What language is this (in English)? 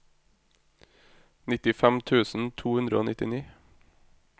Norwegian